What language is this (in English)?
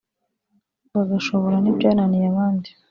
Kinyarwanda